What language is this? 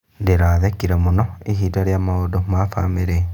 Kikuyu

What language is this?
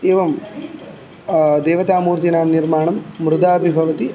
Sanskrit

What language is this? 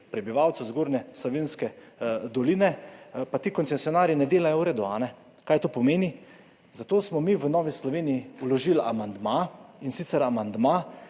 Slovenian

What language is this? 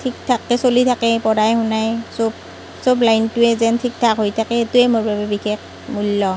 Assamese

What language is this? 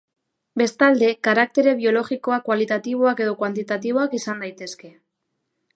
Basque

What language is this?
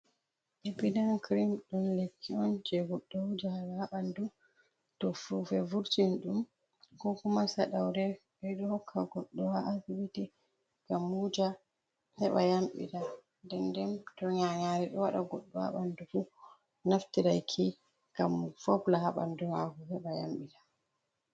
Fula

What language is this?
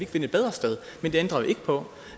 Danish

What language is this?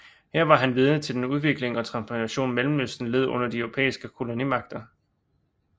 Danish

